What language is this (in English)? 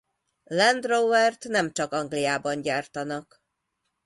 Hungarian